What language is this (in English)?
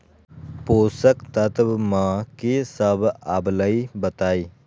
Magahi